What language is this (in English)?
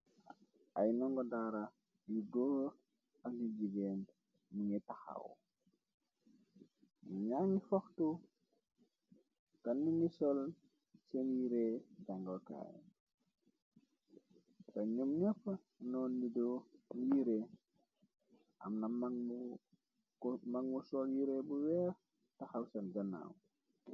Wolof